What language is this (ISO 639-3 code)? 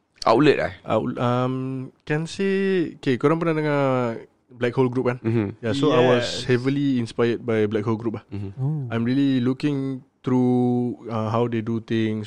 msa